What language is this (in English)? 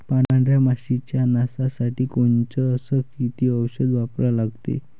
Marathi